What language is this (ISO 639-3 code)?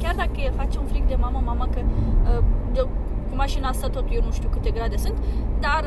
ron